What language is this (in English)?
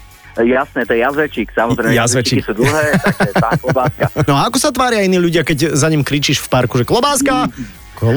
Slovak